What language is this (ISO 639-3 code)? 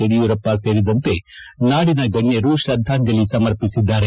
kan